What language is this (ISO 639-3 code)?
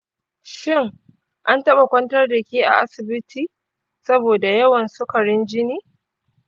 hau